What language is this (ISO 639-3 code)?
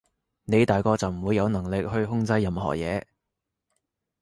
yue